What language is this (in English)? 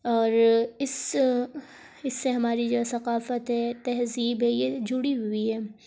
Urdu